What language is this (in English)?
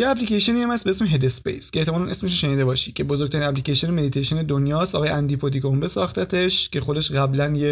Persian